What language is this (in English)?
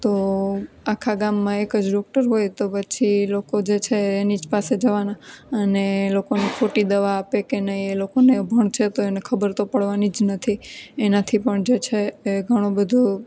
Gujarati